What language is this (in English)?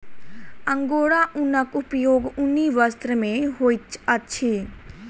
Maithili